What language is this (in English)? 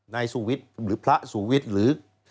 Thai